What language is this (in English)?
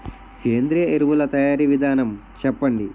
Telugu